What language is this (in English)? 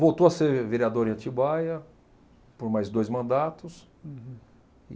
Portuguese